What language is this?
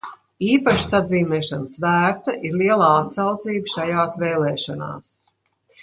Latvian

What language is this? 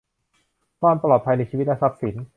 Thai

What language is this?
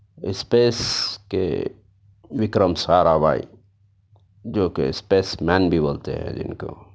Urdu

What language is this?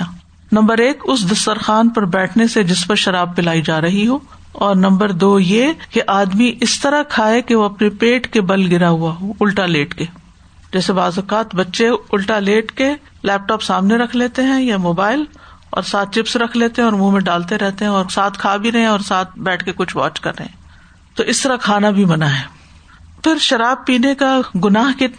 Urdu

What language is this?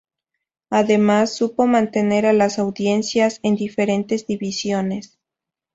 Spanish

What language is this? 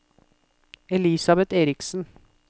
Norwegian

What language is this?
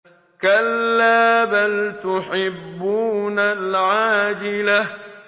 Arabic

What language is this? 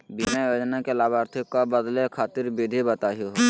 Magahi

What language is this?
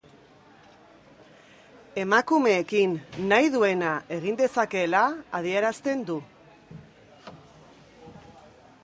Basque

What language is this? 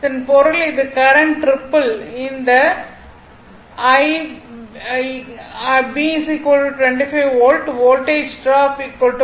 Tamil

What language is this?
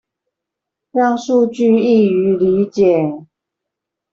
Chinese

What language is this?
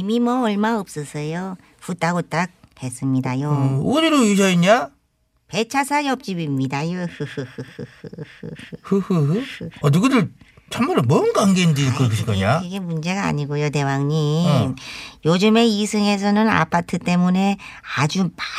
Korean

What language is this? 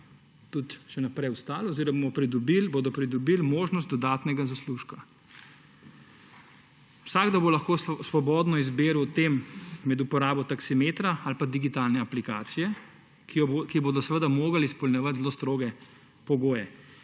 Slovenian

